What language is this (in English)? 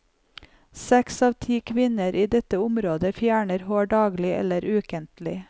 Norwegian